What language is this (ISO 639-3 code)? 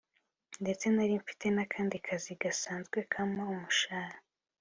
kin